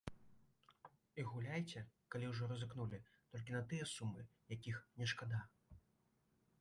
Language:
Belarusian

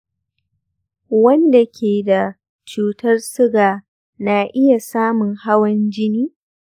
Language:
Hausa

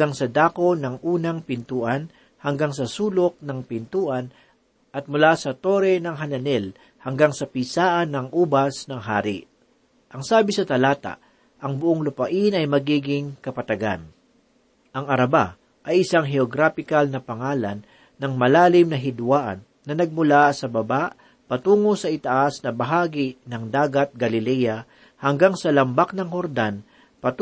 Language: Filipino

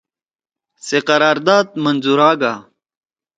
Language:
Torwali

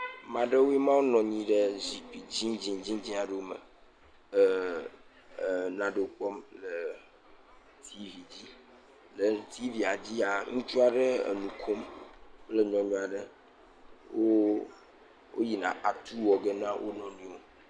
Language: Ewe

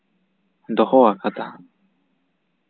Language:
Santali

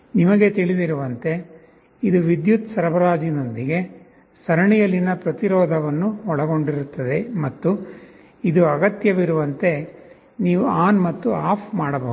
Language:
Kannada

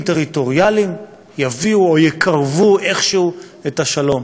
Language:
Hebrew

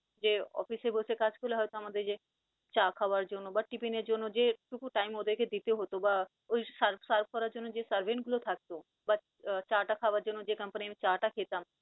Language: Bangla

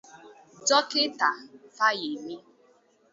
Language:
Igbo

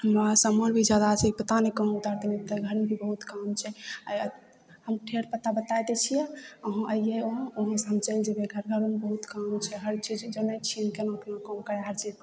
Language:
Maithili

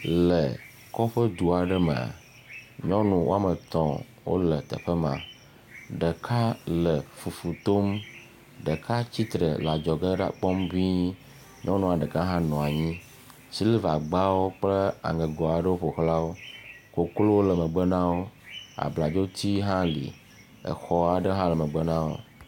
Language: Ewe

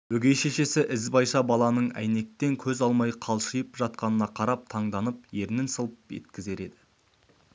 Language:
Kazakh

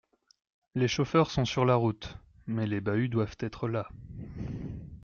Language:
French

